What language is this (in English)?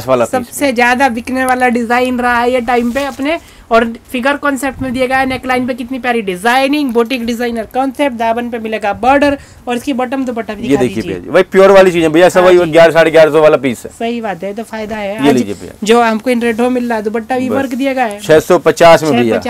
Hindi